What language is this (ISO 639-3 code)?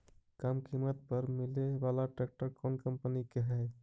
mag